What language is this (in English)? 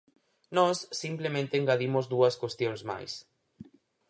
Galician